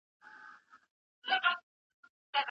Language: Pashto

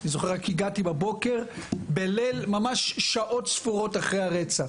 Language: Hebrew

